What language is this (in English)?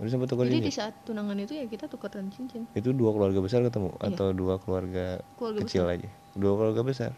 Indonesian